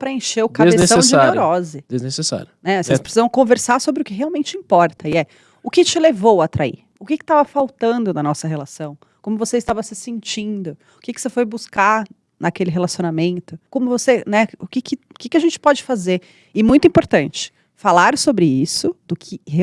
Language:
Portuguese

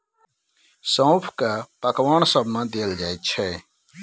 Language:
Maithili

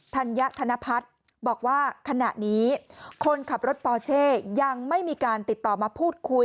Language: Thai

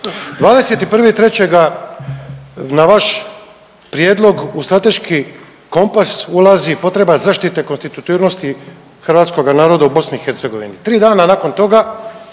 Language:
Croatian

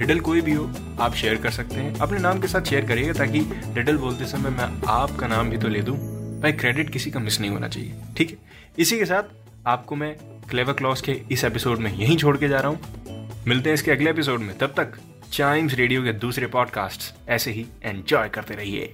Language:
Hindi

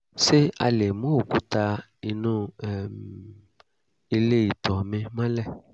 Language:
Yoruba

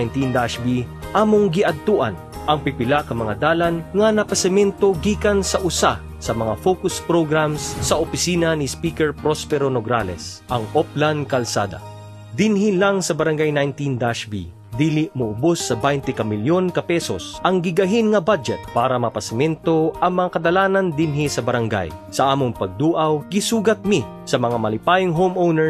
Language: Filipino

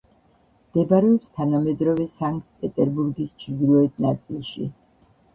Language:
Georgian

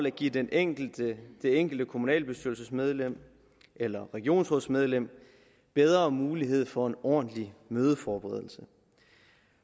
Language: Danish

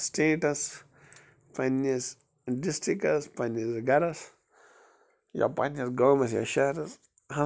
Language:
Kashmiri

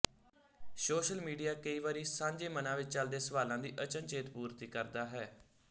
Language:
Punjabi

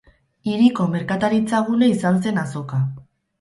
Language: Basque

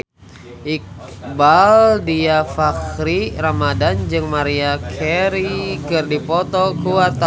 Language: Sundanese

